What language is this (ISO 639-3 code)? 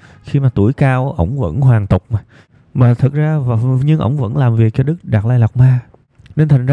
vie